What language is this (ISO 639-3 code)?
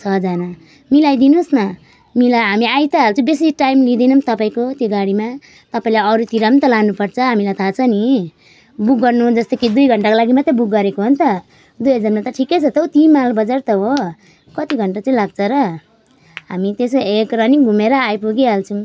nep